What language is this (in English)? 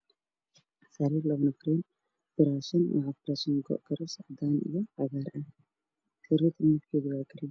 Somali